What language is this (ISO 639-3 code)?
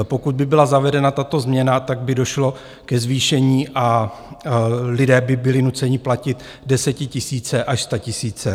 ces